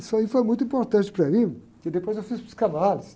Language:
Portuguese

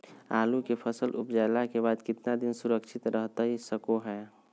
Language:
Magahi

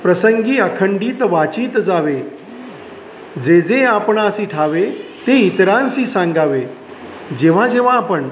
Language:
Marathi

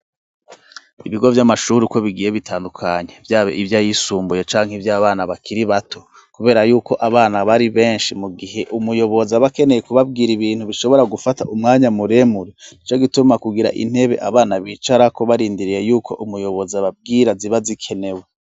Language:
Rundi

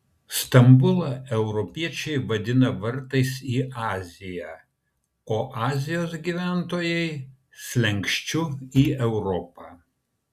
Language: Lithuanian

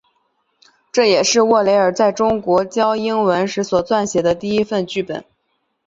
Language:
Chinese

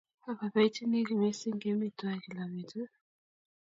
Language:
Kalenjin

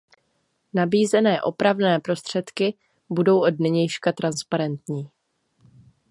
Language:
Czech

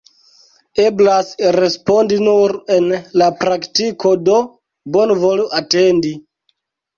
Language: Esperanto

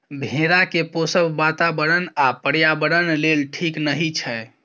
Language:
Maithili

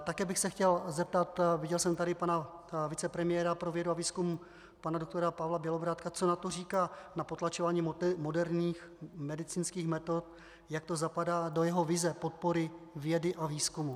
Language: Czech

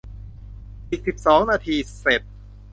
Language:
Thai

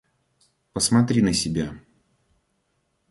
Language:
Russian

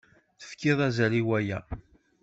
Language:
Kabyle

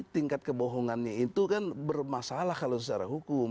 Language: Indonesian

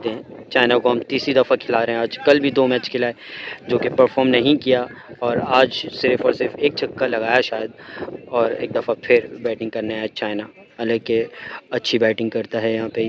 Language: Hindi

